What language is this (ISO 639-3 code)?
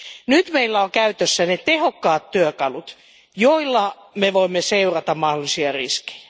fin